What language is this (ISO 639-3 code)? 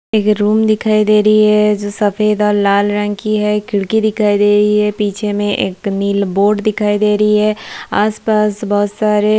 hin